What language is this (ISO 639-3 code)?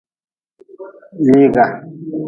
nmz